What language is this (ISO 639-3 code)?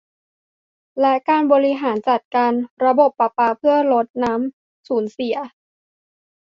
tha